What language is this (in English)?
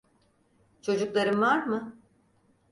Turkish